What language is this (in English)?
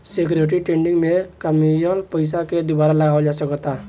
Bhojpuri